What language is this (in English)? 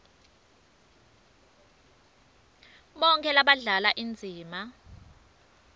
Swati